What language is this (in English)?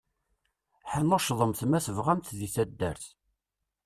Kabyle